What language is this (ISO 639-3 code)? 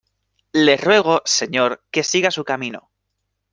spa